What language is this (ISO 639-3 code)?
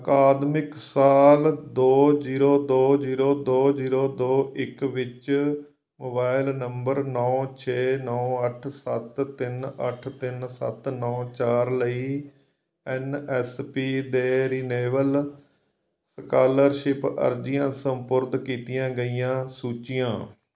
pan